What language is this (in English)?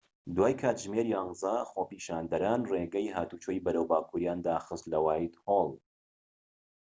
Central Kurdish